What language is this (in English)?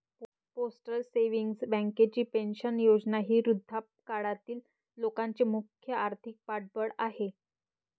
Marathi